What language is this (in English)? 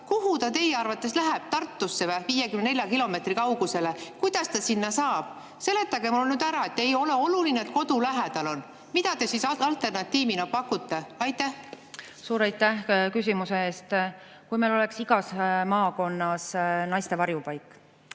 Estonian